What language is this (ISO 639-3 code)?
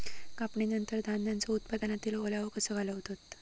mar